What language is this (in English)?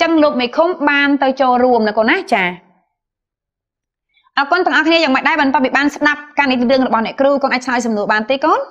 Vietnamese